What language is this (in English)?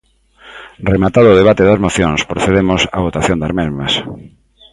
Galician